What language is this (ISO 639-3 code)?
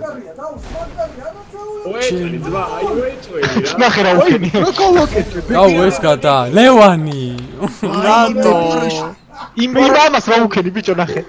kor